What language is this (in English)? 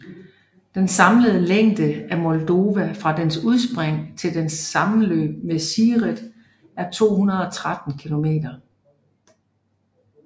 Danish